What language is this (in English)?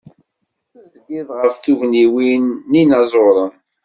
Kabyle